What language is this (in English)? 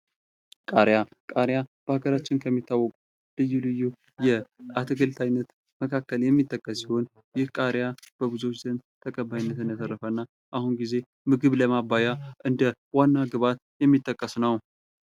Amharic